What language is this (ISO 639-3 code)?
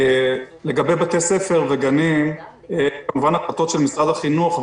heb